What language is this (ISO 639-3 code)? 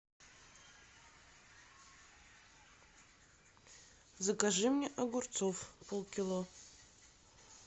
rus